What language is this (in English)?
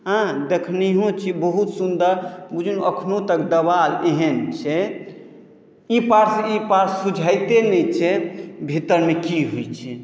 Maithili